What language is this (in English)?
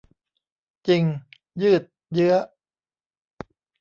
Thai